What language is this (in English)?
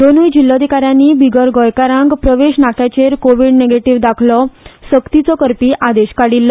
Konkani